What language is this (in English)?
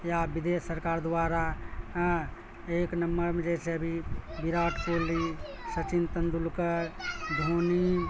Urdu